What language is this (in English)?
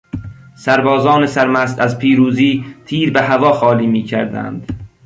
Persian